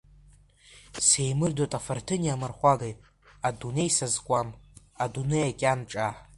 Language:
Abkhazian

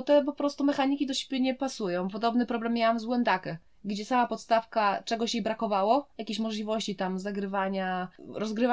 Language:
Polish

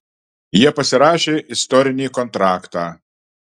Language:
Lithuanian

